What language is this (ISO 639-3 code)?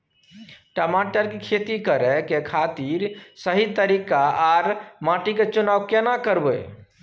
mai